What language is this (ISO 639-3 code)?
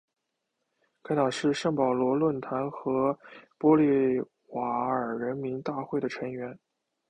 zho